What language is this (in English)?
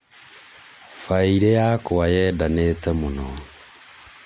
Kikuyu